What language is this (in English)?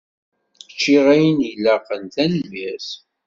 Kabyle